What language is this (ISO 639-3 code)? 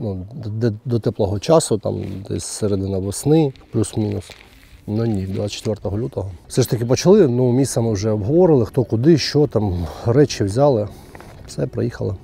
rus